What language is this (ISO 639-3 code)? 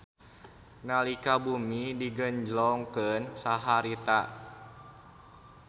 sun